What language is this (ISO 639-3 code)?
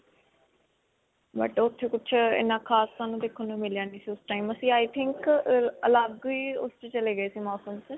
pan